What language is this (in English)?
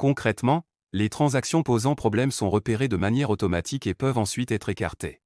French